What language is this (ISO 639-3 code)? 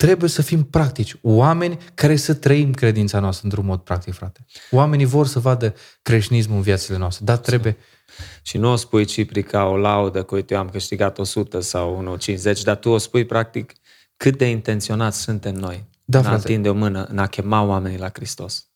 ron